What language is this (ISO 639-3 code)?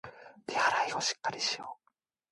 jpn